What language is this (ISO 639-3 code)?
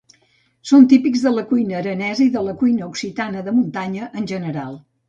cat